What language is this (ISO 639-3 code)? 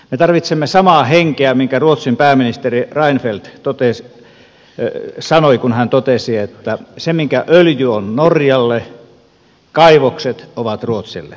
fin